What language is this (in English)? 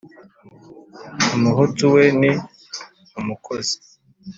Kinyarwanda